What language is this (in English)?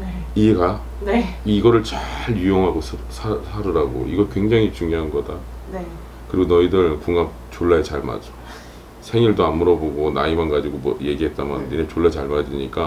Korean